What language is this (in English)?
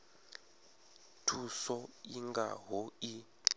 Venda